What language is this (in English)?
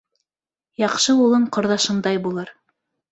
Bashkir